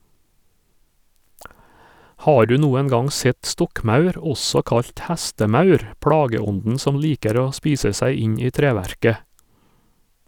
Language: Norwegian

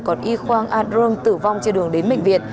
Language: Vietnamese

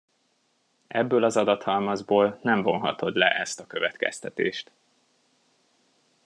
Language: Hungarian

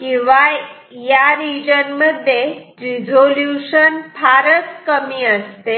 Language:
Marathi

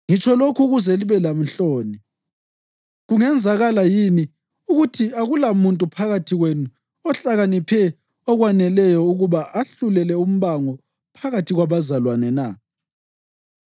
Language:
North Ndebele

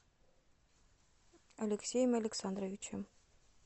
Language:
Russian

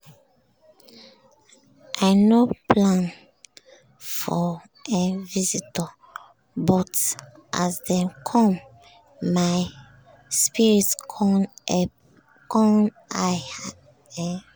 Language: Nigerian Pidgin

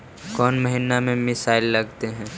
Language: Magahi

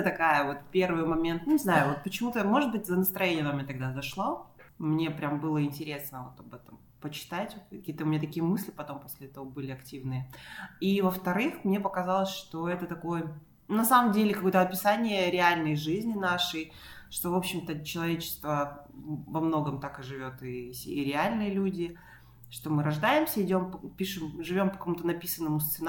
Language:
Russian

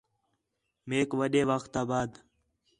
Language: Khetrani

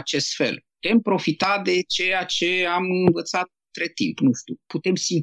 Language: Romanian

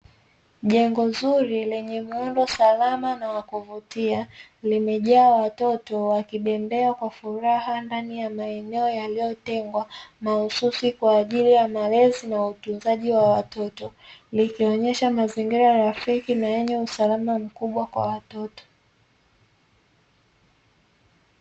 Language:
Swahili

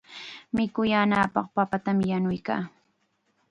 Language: Chiquián Ancash Quechua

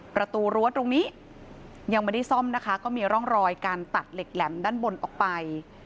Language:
Thai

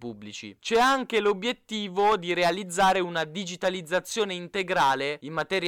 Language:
Italian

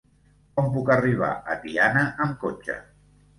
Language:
Catalan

